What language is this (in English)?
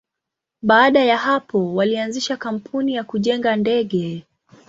Swahili